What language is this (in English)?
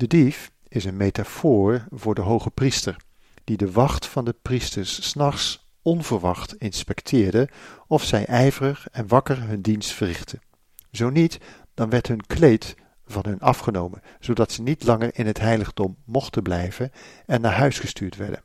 Dutch